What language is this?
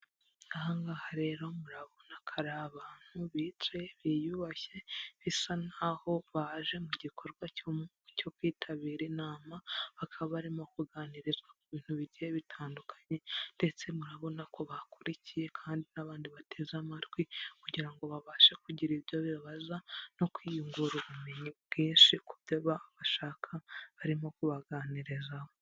Kinyarwanda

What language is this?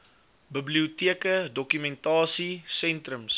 Afrikaans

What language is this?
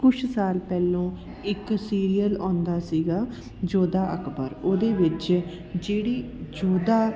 Punjabi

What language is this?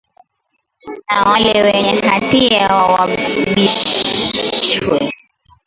Swahili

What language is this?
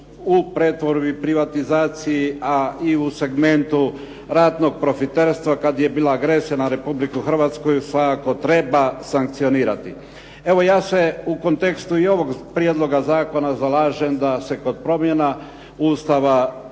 Croatian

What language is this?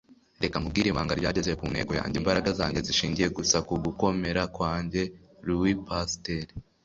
Kinyarwanda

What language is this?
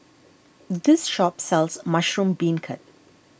English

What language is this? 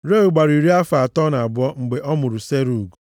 Igbo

